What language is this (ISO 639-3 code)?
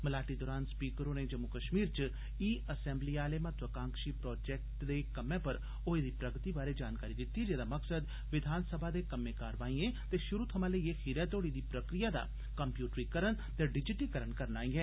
doi